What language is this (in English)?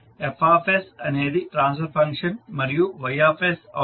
Telugu